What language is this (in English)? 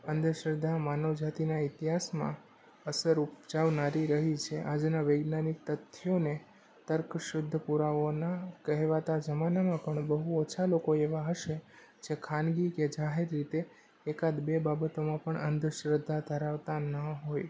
Gujarati